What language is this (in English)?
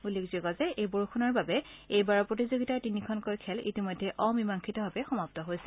Assamese